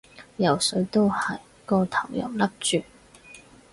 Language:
Cantonese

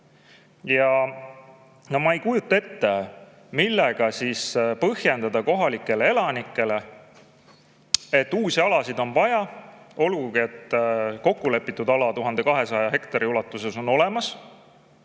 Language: Estonian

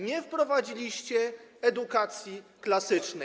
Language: Polish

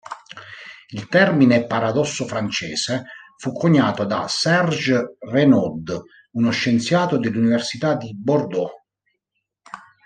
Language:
Italian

